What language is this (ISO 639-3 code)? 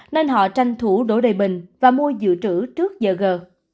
vie